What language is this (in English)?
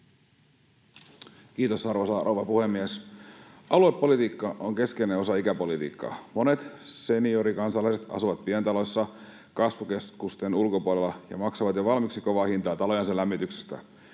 Finnish